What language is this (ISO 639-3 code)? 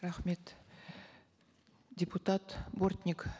kaz